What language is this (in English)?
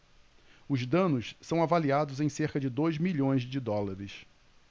Portuguese